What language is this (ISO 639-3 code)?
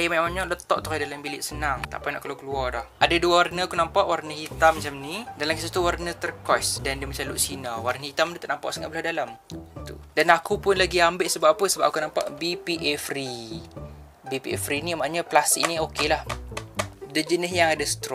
msa